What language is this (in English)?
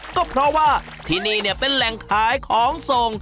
Thai